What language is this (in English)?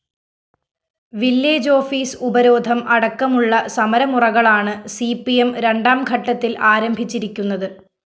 Malayalam